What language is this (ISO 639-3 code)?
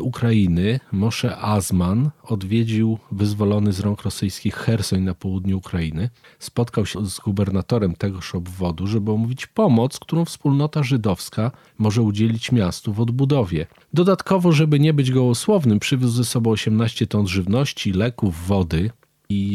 pol